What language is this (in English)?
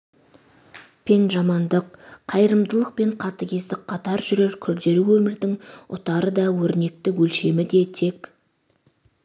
Kazakh